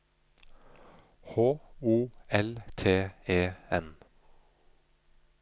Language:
Norwegian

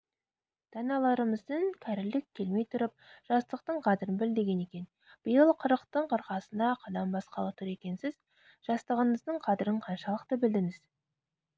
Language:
Kazakh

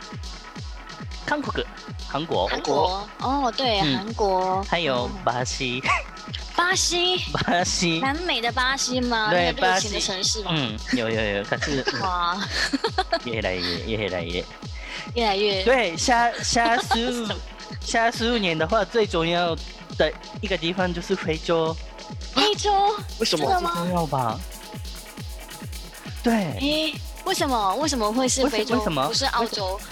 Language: Chinese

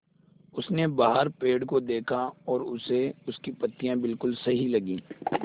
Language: Hindi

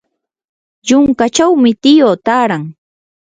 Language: Yanahuanca Pasco Quechua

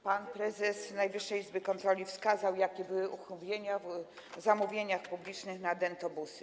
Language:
Polish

